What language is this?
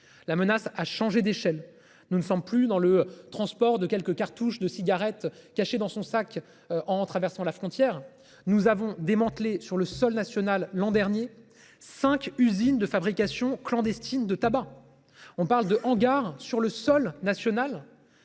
French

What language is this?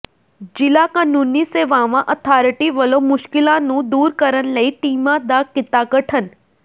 Punjabi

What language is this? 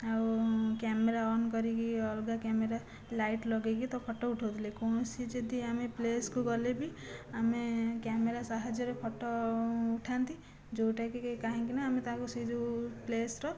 Odia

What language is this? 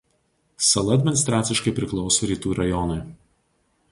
Lithuanian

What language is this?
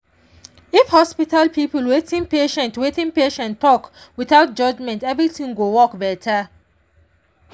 Nigerian Pidgin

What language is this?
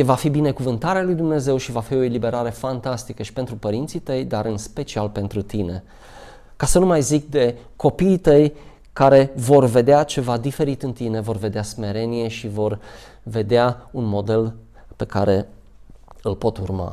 Romanian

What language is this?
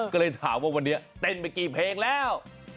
Thai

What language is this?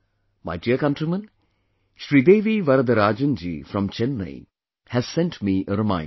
English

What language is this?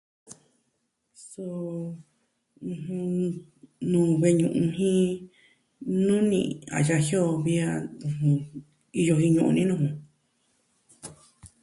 Southwestern Tlaxiaco Mixtec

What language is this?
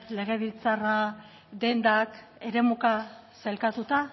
Basque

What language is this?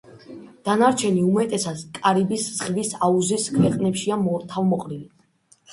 Georgian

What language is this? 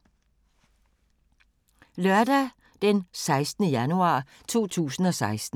Danish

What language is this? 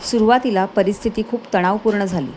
Marathi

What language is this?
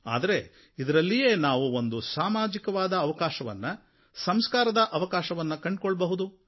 Kannada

